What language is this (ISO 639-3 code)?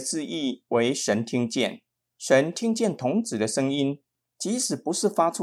zho